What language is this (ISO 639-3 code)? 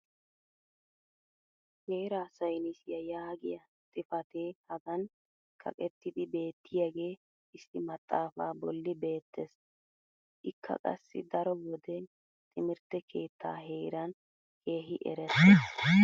wal